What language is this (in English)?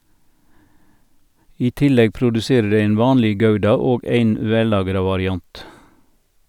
Norwegian